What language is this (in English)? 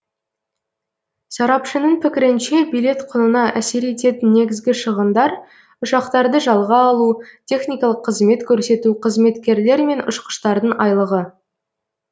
Kazakh